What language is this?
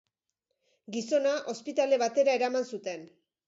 Basque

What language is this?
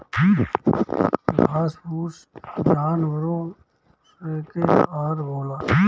Bhojpuri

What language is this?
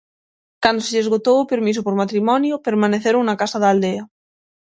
Galician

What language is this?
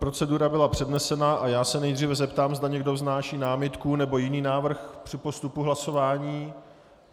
Czech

